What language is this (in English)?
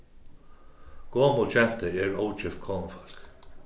Faroese